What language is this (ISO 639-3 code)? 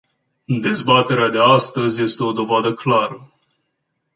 ron